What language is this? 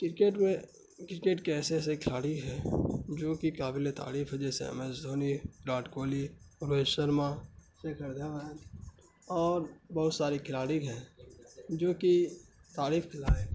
Urdu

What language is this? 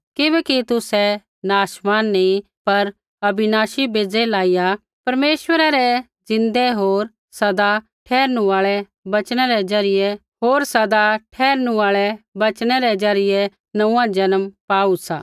Kullu Pahari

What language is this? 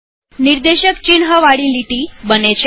Gujarati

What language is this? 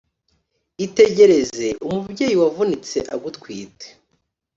Kinyarwanda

